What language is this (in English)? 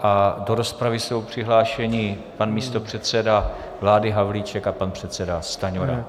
Czech